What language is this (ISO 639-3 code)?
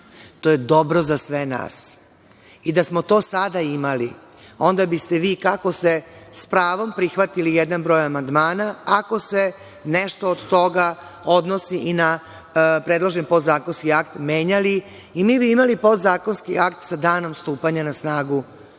srp